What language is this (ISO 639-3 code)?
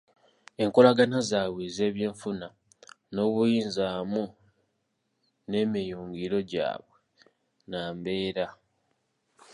lug